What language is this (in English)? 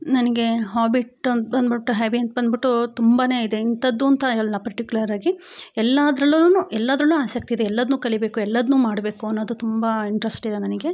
Kannada